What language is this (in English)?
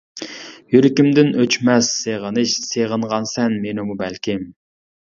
Uyghur